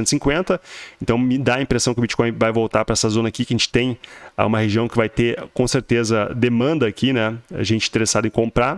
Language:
Portuguese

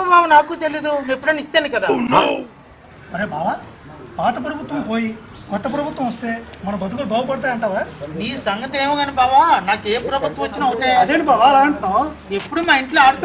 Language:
Indonesian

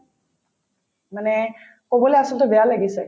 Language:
Assamese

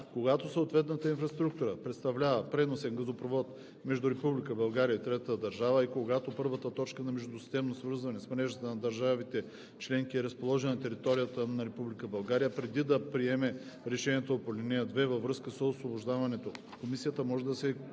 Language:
Bulgarian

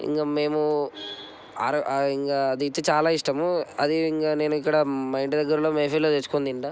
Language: Telugu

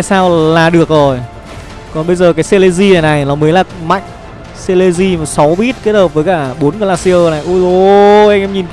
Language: Vietnamese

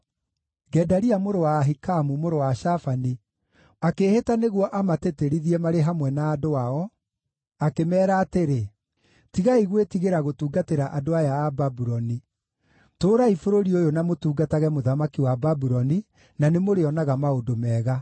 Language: Kikuyu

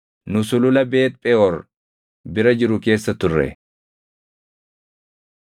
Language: Oromo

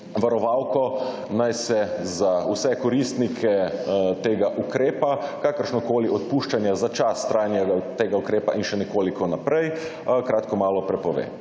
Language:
Slovenian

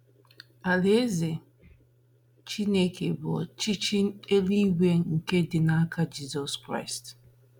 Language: Igbo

